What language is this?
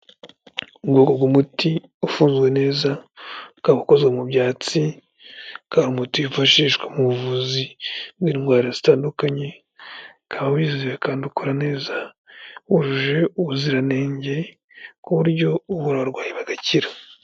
Kinyarwanda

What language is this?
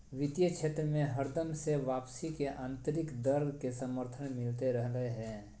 Magahi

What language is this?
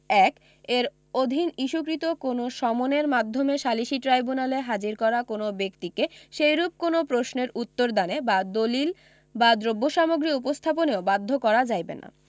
Bangla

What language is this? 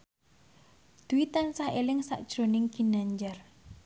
Javanese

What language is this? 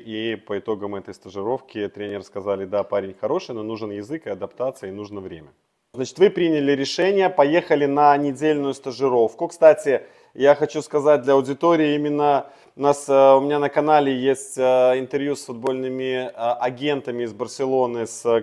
Russian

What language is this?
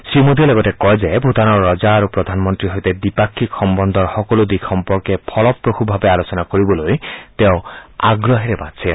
Assamese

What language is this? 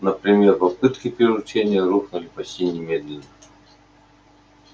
Russian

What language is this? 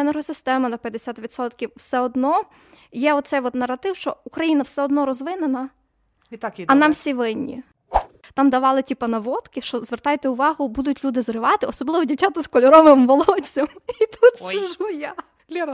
Ukrainian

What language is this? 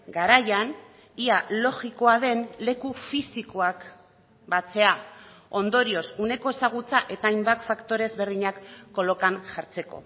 Basque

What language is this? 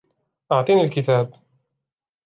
Arabic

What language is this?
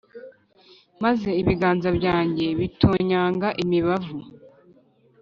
Kinyarwanda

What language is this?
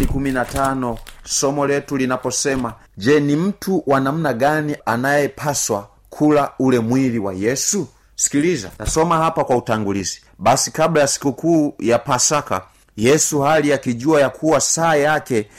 Swahili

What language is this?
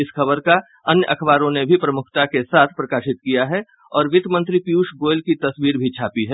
Hindi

